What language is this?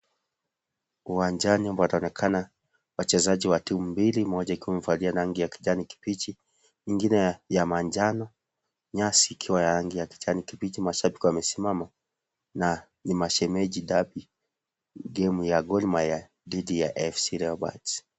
Swahili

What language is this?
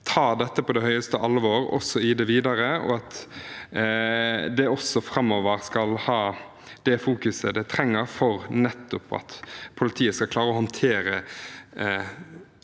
Norwegian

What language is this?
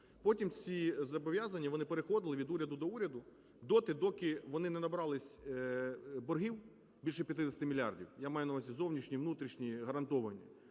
Ukrainian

